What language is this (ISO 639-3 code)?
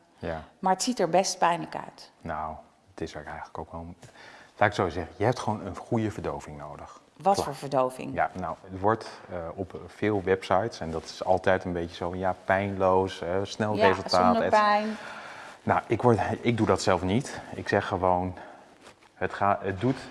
nld